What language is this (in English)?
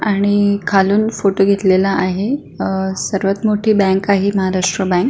Marathi